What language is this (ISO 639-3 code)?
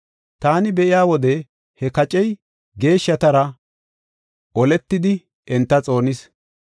gof